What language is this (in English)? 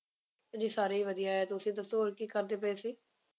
Punjabi